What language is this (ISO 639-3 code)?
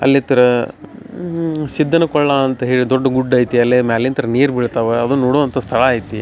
kan